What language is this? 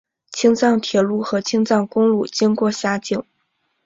Chinese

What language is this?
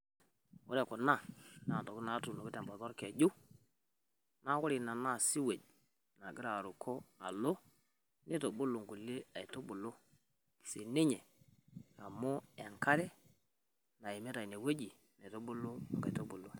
Masai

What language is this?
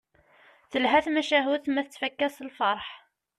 Kabyle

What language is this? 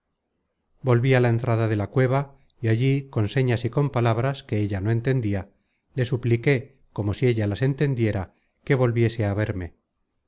Spanish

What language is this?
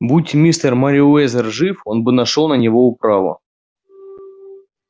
Russian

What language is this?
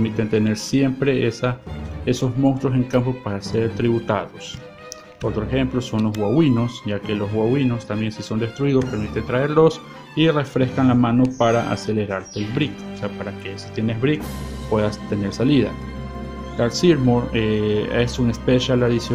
Spanish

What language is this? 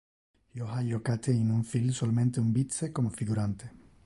Interlingua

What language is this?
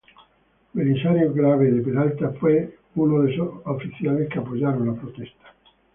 Spanish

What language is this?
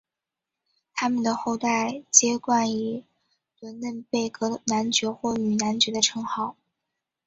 Chinese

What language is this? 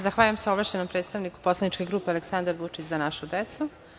Serbian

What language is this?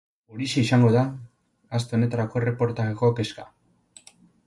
Basque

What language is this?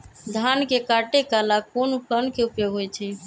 Magahi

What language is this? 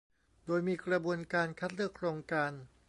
Thai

